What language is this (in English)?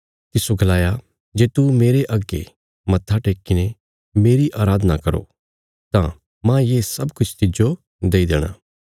Bilaspuri